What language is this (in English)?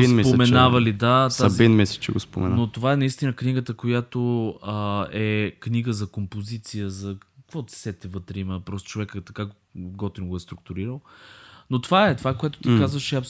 Bulgarian